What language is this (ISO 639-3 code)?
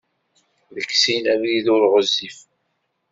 kab